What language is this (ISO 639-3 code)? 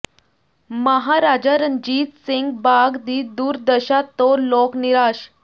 pan